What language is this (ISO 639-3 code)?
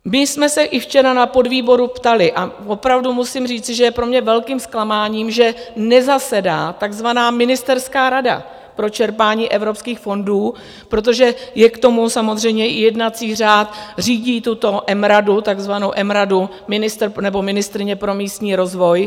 ces